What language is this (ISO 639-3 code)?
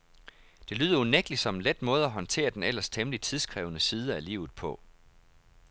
dan